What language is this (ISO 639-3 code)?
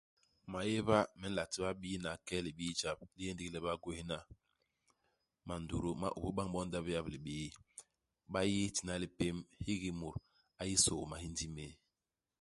bas